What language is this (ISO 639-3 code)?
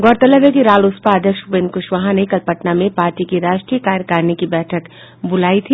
hin